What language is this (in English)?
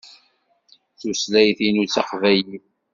Kabyle